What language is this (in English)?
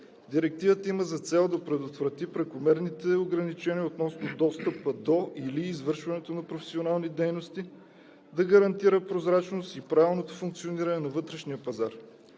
Bulgarian